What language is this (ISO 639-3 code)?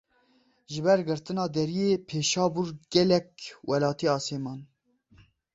kur